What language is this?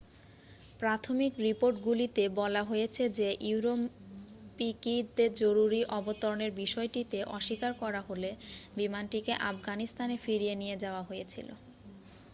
Bangla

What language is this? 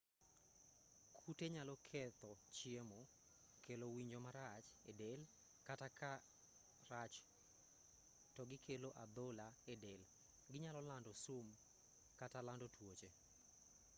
Luo (Kenya and Tanzania)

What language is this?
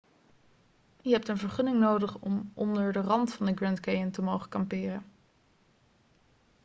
Dutch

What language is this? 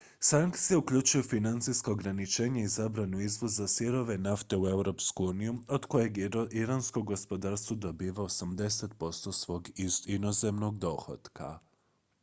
Croatian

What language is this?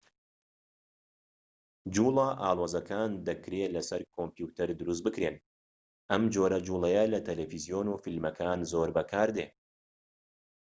Central Kurdish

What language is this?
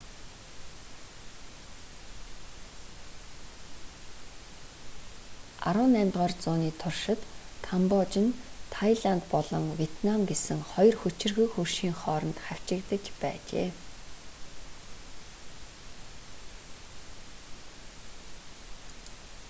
Mongolian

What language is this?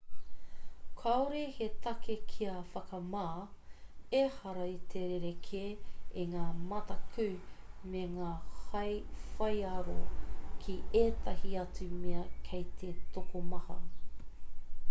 Māori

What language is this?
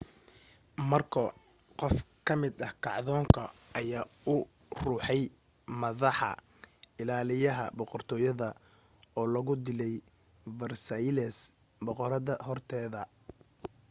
Somali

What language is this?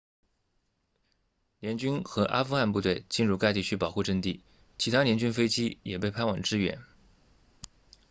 Chinese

